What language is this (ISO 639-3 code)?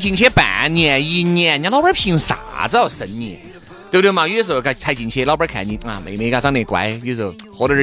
zho